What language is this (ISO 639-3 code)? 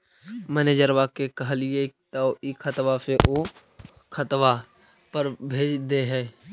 mag